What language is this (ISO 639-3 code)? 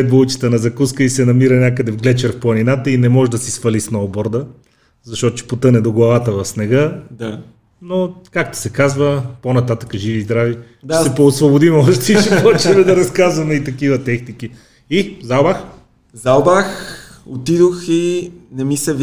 bul